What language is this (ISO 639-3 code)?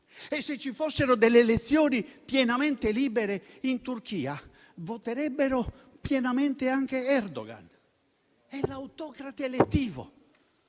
ita